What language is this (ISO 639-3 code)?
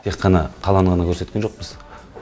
kaz